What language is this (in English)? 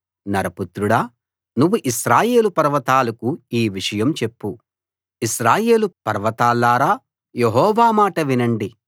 Telugu